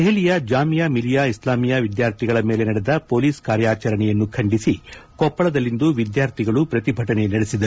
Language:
Kannada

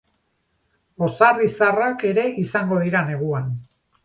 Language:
Basque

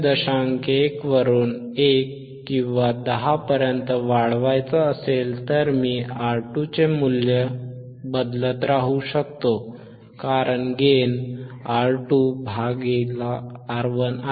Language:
Marathi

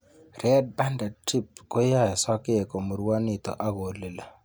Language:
Kalenjin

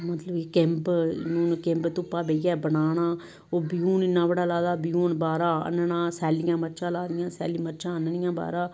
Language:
Dogri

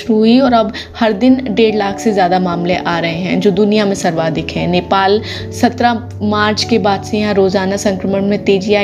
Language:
Hindi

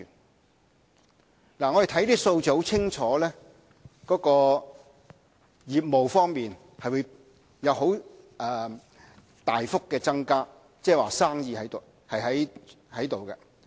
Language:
Cantonese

